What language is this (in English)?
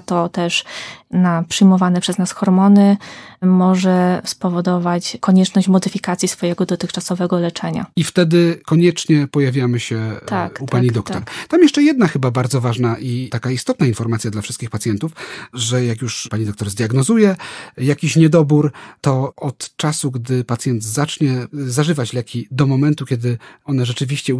Polish